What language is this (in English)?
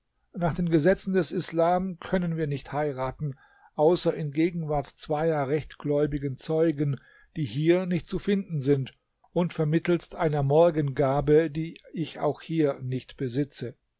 German